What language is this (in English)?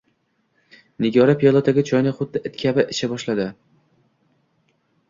Uzbek